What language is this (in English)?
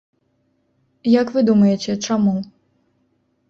Belarusian